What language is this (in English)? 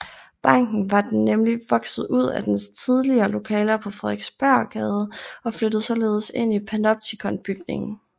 Danish